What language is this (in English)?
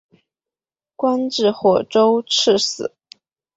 Chinese